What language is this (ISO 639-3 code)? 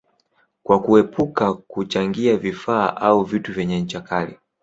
swa